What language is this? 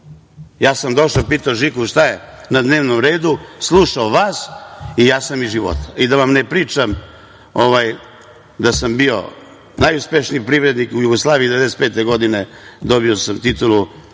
Serbian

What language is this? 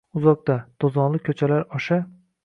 Uzbek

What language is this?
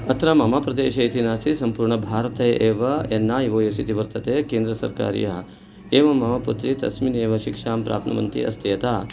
Sanskrit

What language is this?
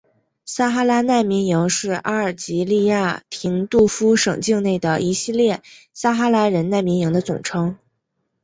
Chinese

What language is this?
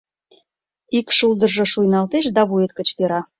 Mari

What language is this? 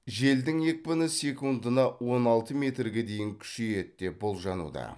Kazakh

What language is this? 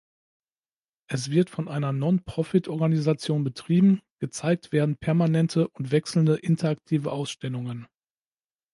German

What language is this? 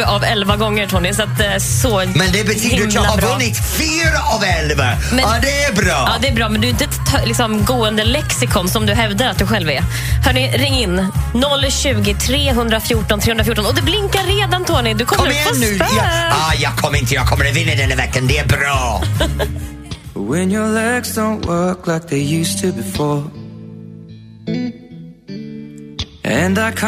Swedish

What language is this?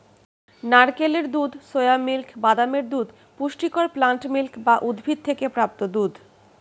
Bangla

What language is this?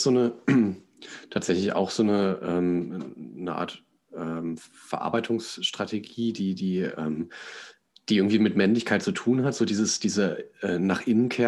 German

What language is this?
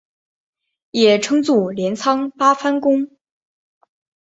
Chinese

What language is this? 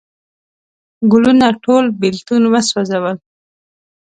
Pashto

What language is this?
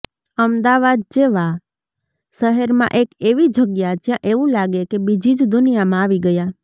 Gujarati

